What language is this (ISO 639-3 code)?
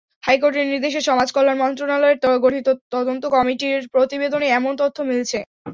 ben